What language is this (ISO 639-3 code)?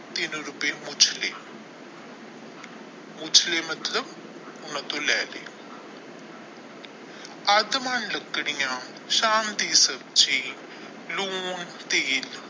pan